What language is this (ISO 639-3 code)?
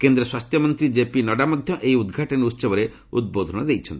ori